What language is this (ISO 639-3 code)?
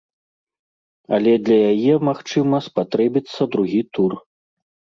bel